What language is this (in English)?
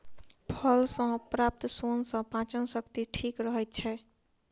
Maithili